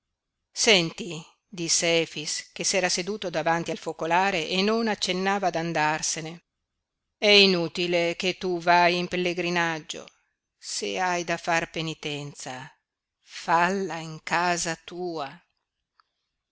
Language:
Italian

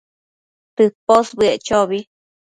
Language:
Matsés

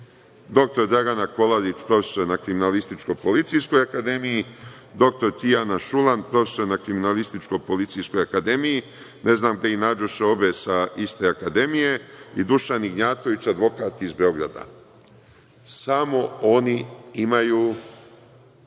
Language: Serbian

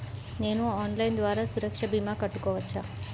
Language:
Telugu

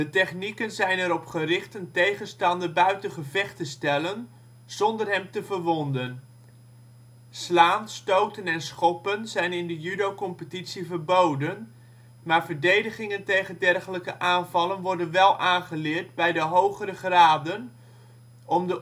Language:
Dutch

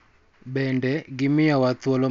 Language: Luo (Kenya and Tanzania)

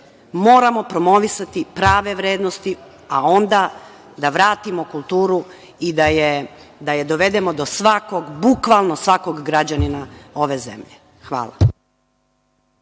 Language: Serbian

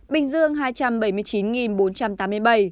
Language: Vietnamese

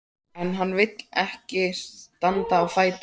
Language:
Icelandic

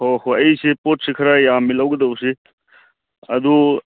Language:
Manipuri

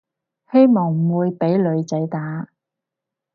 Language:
Cantonese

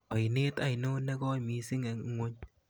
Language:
Kalenjin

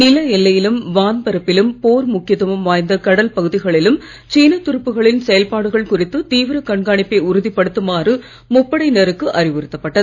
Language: Tamil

